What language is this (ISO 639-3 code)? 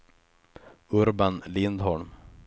swe